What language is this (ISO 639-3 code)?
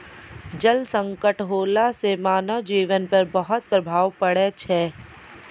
mai